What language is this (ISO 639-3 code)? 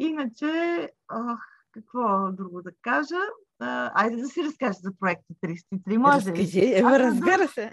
bul